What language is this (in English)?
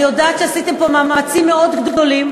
Hebrew